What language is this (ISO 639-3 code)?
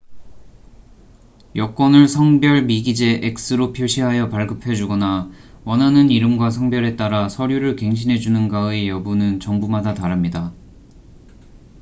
kor